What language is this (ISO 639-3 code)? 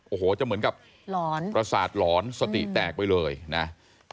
tha